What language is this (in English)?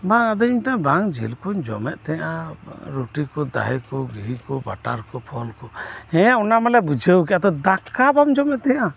Santali